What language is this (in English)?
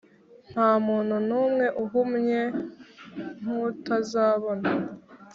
Kinyarwanda